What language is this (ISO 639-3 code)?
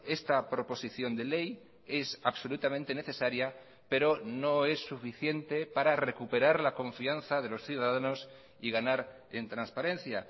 spa